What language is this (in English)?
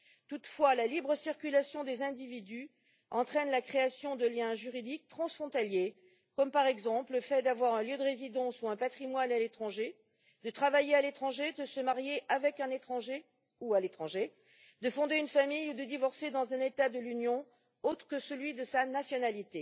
French